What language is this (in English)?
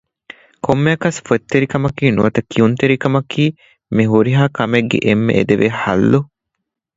Divehi